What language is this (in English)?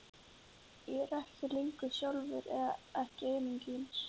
Icelandic